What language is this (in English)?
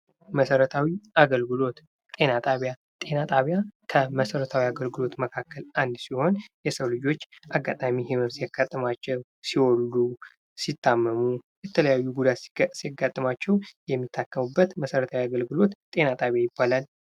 Amharic